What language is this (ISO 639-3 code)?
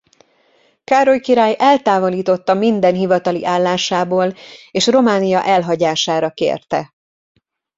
hun